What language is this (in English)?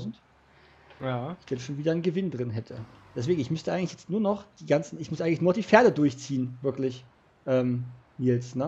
German